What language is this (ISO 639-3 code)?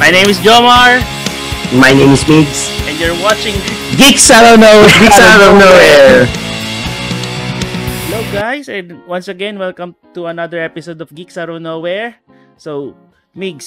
fil